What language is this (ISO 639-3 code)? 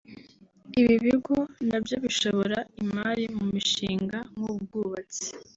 kin